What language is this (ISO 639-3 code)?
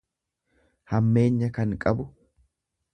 orm